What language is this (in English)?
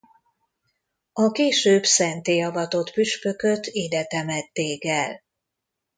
Hungarian